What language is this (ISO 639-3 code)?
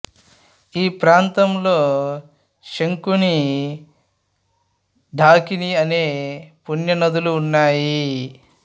tel